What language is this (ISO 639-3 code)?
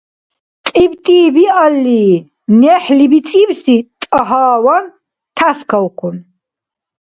dar